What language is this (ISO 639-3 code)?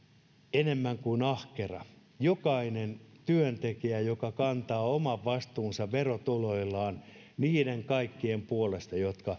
fin